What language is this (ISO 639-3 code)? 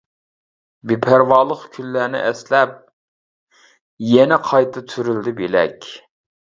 uig